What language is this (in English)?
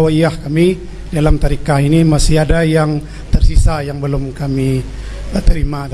Indonesian